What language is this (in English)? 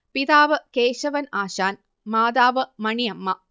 Malayalam